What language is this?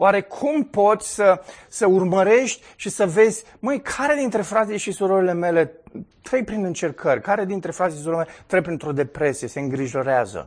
Romanian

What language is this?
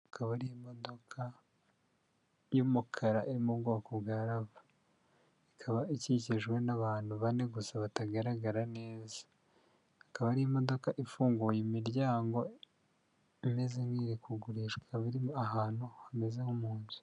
Kinyarwanda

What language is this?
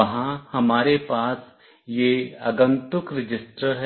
Hindi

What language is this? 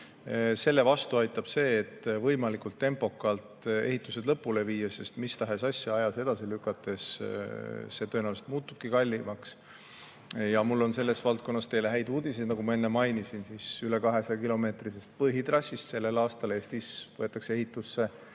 Estonian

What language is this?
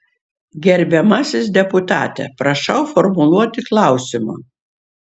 Lithuanian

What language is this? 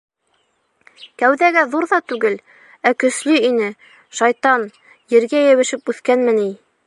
Bashkir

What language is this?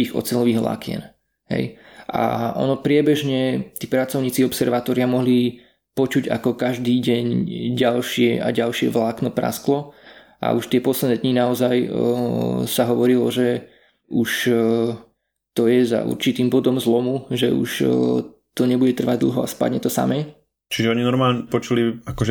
Slovak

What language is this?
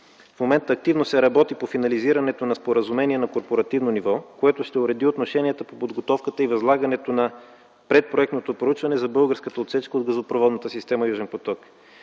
Bulgarian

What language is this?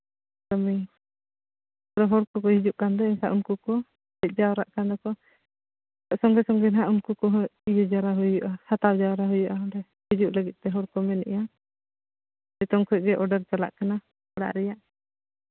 Santali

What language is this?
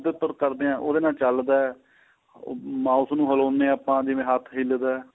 Punjabi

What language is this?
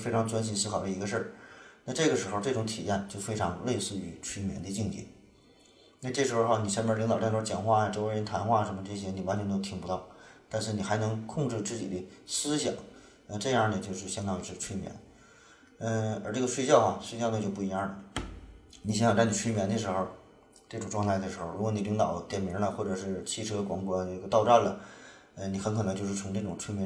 Chinese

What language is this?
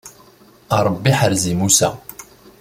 Kabyle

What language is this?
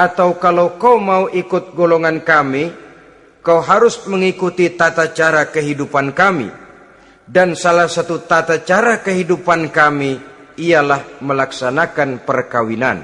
Indonesian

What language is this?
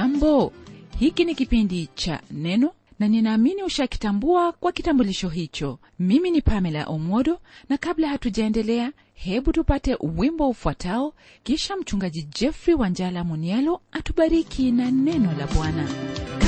Swahili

